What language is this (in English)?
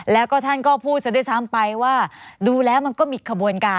Thai